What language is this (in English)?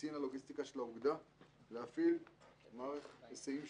Hebrew